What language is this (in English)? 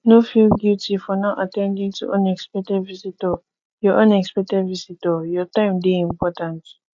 Nigerian Pidgin